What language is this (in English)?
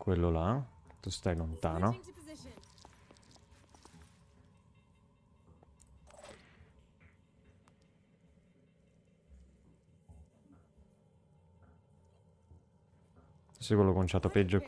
Italian